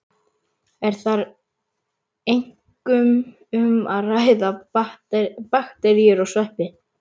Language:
Icelandic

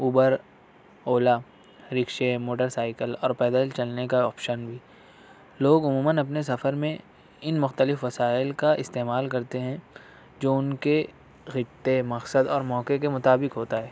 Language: Urdu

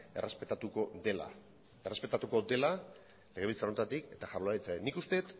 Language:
Basque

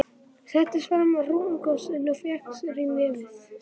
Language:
Icelandic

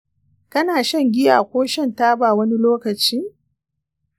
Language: Hausa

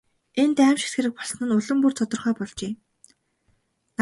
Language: Mongolian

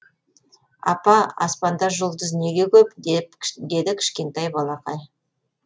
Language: Kazakh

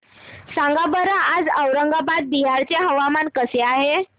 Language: Marathi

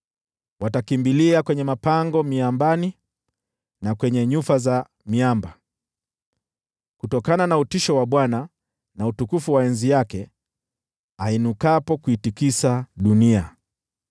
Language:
Swahili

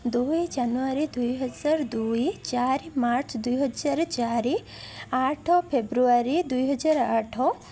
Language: Odia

